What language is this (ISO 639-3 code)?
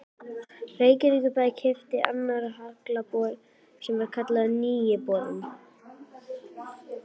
isl